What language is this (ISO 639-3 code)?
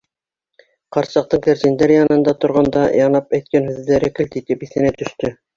bak